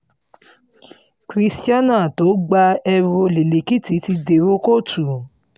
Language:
Yoruba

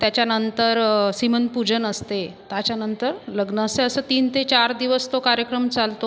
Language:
Marathi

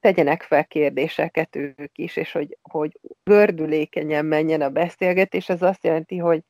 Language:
Hungarian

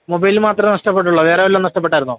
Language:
Malayalam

